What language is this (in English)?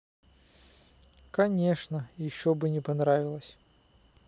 Russian